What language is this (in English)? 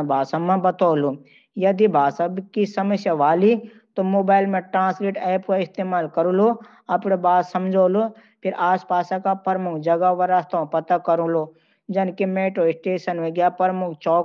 Garhwali